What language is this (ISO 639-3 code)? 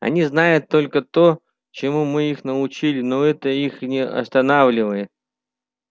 rus